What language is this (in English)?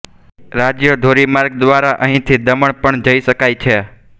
Gujarati